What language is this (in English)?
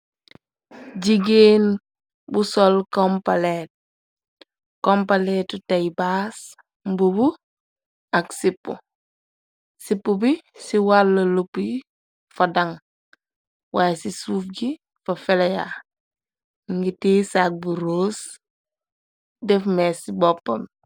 Wolof